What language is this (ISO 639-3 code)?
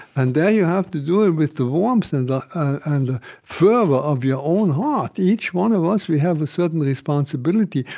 eng